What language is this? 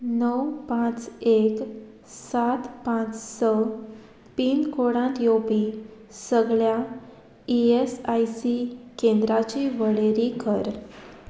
Konkani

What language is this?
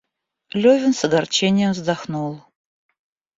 Russian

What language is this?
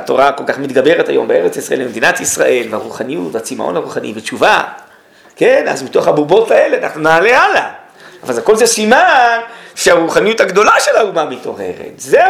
Hebrew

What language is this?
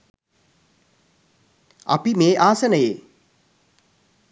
Sinhala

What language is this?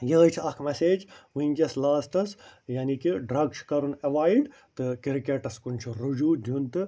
Kashmiri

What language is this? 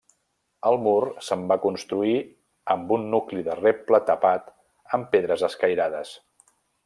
Catalan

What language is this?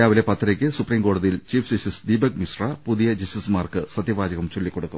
Malayalam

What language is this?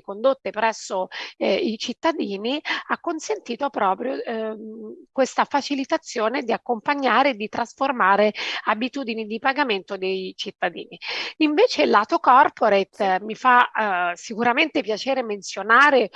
Italian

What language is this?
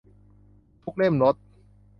Thai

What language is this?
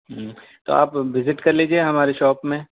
Urdu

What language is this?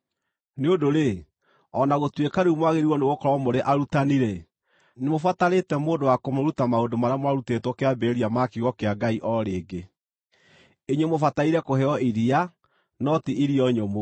Kikuyu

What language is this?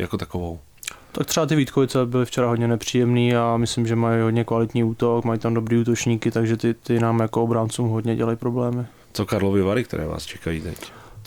Czech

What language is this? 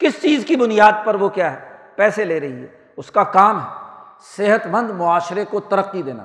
Urdu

